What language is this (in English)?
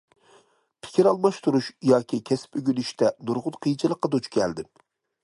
Uyghur